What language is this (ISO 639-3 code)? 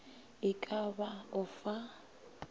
nso